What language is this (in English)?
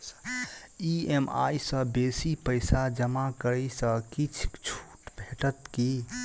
Maithili